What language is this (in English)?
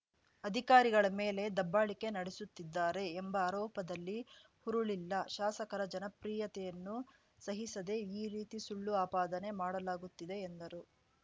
Kannada